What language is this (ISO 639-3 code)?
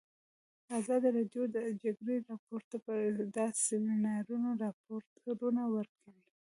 pus